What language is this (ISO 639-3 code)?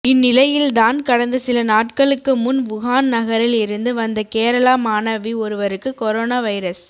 tam